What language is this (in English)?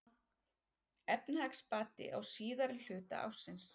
Icelandic